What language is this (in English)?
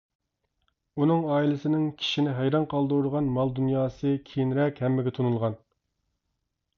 Uyghur